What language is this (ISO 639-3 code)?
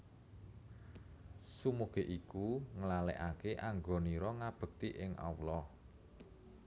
jav